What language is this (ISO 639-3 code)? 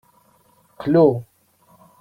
kab